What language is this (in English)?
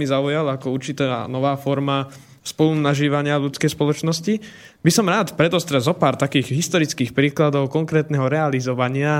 Slovak